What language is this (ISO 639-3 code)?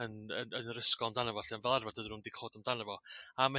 cym